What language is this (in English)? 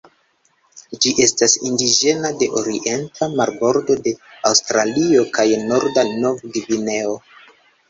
Esperanto